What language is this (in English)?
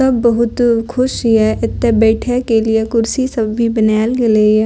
Maithili